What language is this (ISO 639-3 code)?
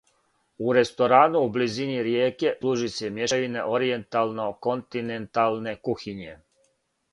srp